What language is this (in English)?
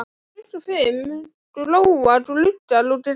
Icelandic